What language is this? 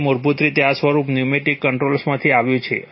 Gujarati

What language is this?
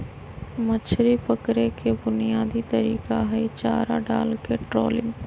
Magahi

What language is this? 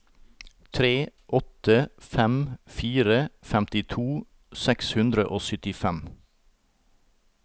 Norwegian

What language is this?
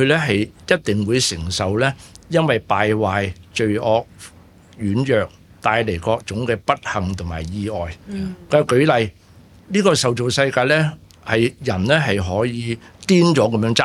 Chinese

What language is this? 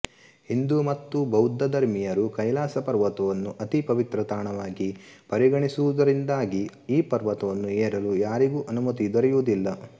Kannada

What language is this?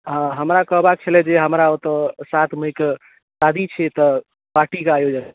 Maithili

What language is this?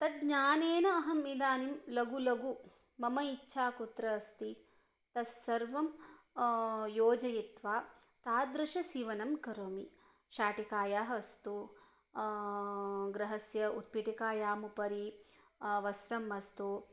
Sanskrit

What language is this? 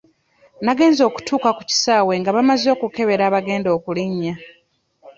Ganda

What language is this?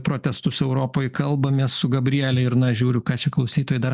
Lithuanian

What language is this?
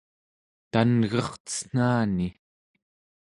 Central Yupik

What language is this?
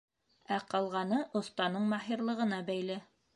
Bashkir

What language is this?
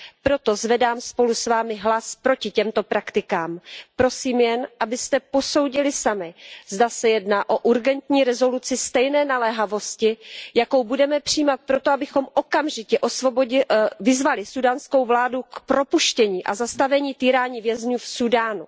Czech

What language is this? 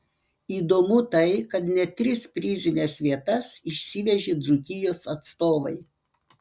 Lithuanian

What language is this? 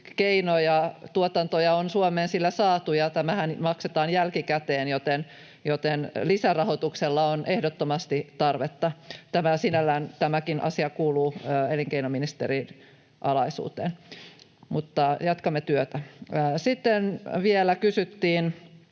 Finnish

